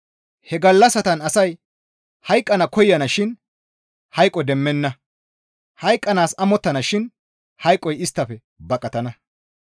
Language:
Gamo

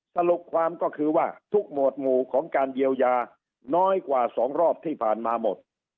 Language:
Thai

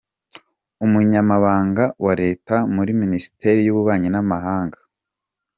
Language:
Kinyarwanda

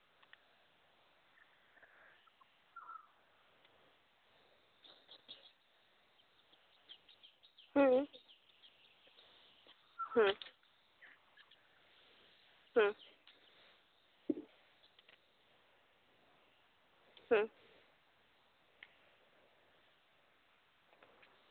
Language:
Santali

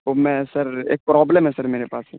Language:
Urdu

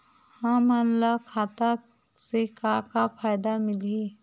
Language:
Chhattisgarhi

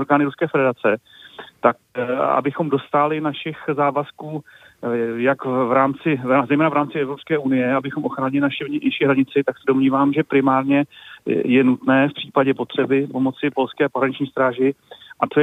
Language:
Czech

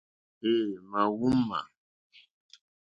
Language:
Mokpwe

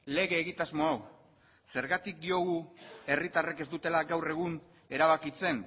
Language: Basque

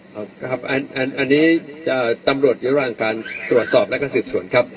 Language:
Thai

